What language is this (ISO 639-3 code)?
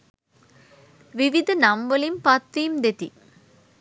sin